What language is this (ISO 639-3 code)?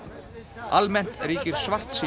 isl